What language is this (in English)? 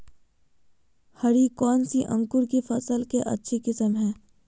Magahi